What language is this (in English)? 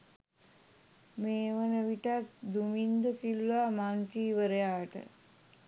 Sinhala